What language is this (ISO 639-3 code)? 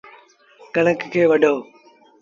sbn